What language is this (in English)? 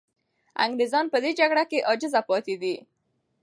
Pashto